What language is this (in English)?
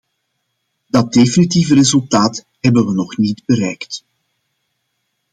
Dutch